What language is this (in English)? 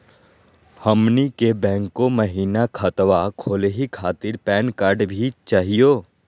Magahi